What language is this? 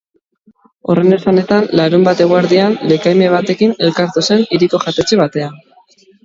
Basque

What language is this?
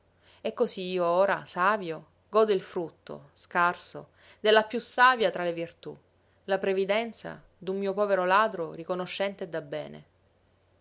Italian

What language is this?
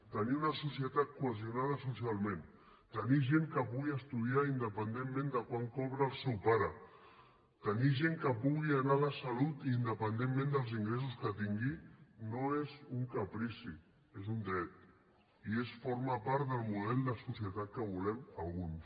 Catalan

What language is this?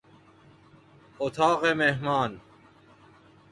Persian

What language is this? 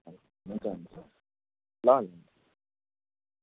Nepali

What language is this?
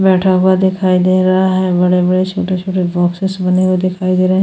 Hindi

